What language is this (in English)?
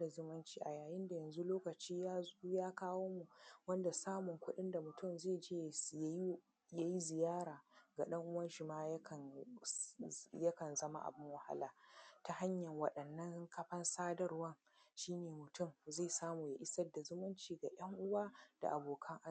Hausa